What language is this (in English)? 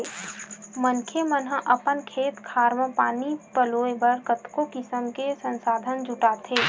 Chhattisgarhi